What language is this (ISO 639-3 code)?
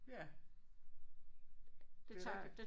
dan